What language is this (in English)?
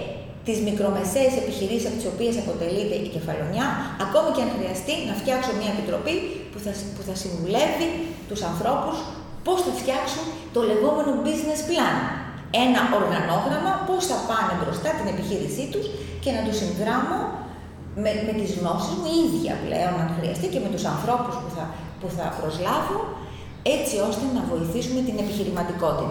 Greek